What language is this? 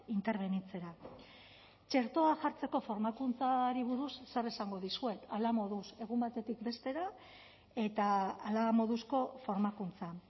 Basque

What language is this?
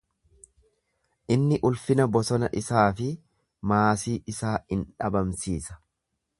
Oromo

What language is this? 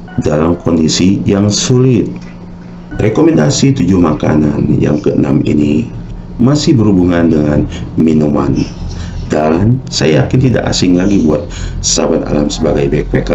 Indonesian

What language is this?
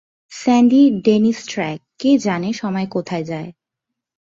Bangla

